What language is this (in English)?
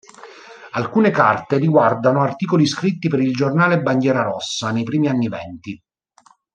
Italian